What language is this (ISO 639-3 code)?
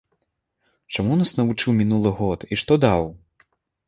bel